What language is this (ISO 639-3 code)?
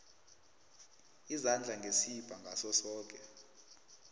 nbl